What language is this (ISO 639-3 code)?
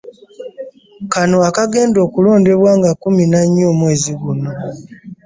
lug